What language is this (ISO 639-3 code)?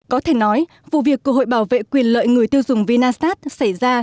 vie